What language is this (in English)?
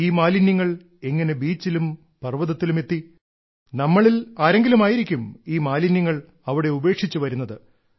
Malayalam